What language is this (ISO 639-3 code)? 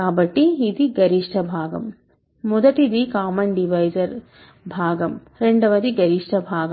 tel